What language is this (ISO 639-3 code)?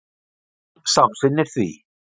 isl